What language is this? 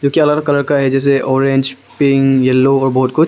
Hindi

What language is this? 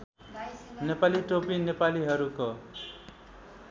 Nepali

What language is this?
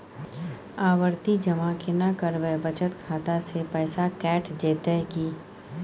Maithili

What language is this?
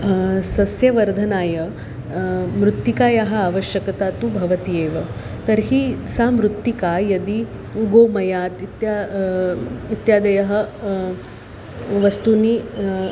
Sanskrit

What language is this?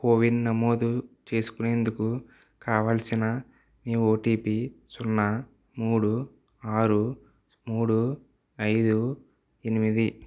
Telugu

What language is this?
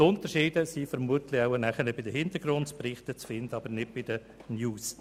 Swiss German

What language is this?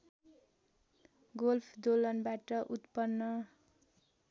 Nepali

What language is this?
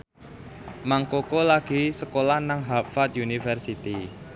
Javanese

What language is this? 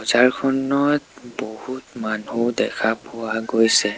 Assamese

